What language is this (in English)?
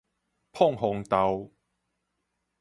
Min Nan Chinese